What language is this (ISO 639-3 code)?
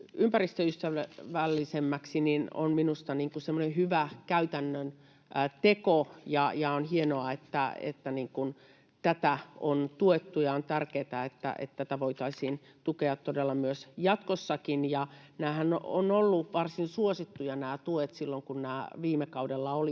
fin